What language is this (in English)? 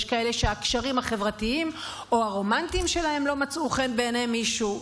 Hebrew